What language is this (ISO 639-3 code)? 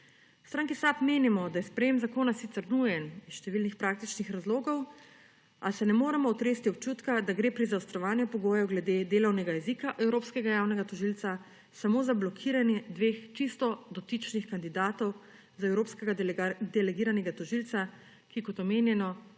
slv